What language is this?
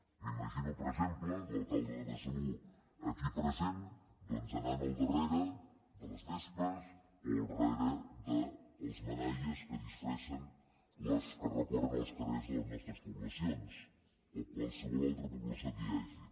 Catalan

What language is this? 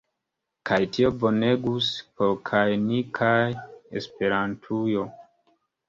Esperanto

